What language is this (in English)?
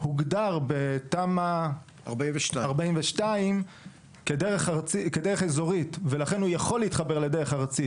Hebrew